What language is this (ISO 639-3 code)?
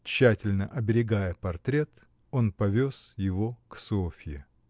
rus